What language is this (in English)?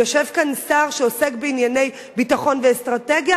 Hebrew